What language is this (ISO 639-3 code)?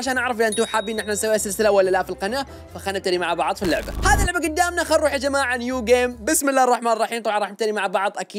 ara